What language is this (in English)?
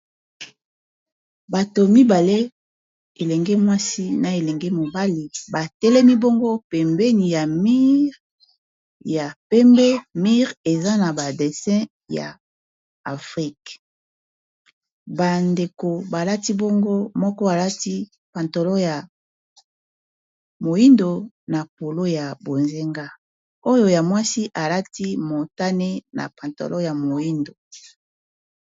Lingala